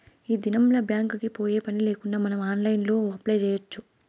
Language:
Telugu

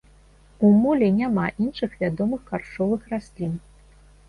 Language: Belarusian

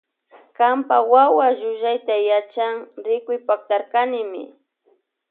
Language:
Loja Highland Quichua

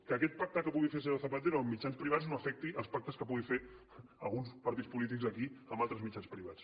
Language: Catalan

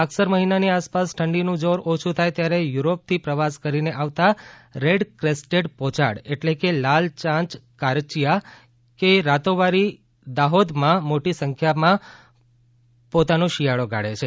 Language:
Gujarati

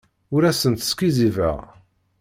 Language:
Kabyle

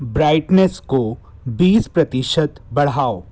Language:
Hindi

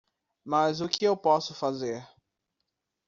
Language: Portuguese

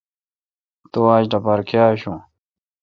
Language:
Kalkoti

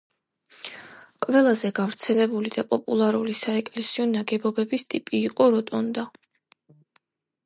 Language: Georgian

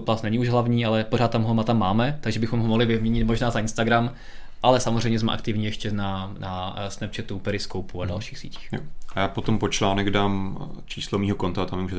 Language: Czech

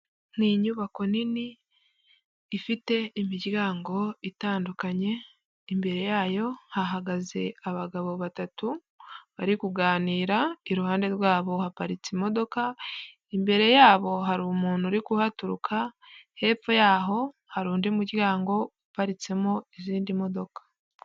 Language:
Kinyarwanda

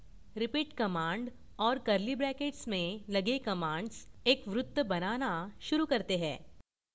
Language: Hindi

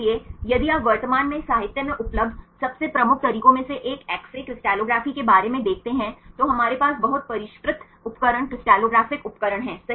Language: Hindi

